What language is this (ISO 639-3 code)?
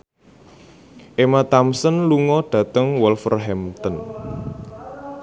jav